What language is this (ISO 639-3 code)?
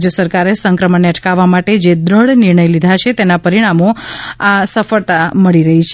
guj